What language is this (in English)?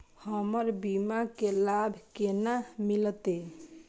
Maithili